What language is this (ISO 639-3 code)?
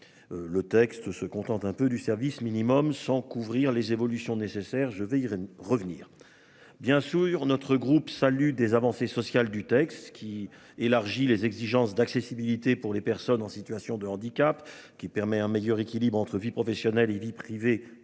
fra